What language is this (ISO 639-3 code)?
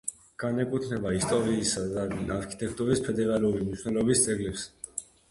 kat